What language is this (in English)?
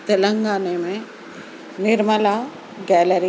Urdu